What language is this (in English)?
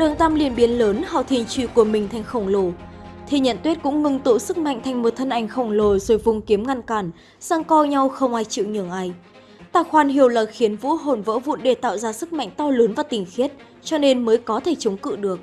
Vietnamese